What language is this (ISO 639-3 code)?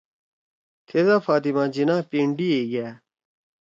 trw